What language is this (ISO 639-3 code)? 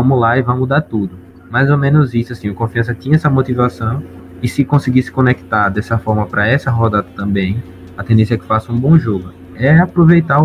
por